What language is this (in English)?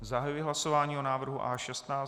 Czech